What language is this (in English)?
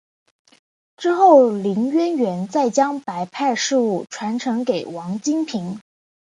Chinese